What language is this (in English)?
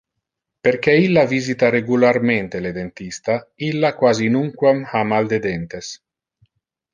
Interlingua